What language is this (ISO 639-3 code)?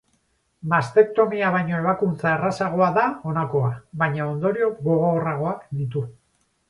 eus